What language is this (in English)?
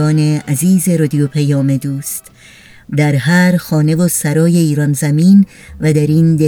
Persian